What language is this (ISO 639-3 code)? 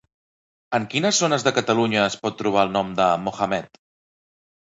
cat